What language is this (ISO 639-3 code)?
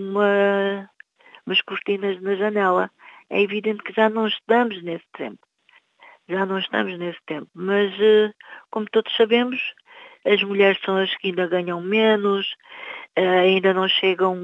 por